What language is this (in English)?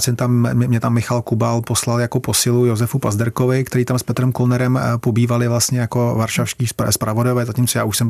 Czech